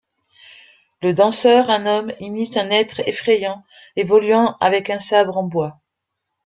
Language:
French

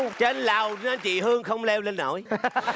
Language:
Vietnamese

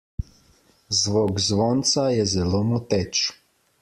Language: Slovenian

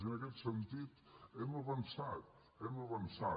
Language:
Catalan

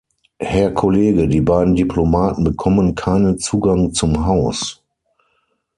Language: German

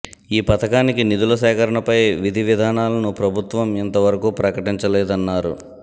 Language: Telugu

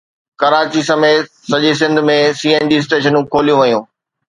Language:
Sindhi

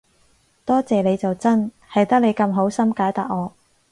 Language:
Cantonese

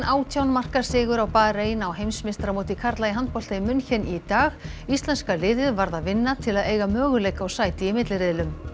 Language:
Icelandic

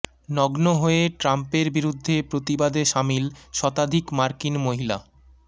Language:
Bangla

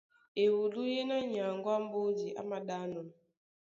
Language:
Duala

